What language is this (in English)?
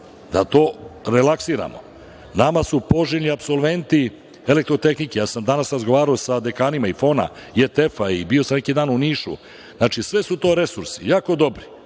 Serbian